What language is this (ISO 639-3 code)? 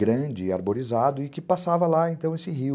por